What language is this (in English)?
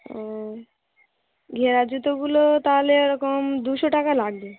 Bangla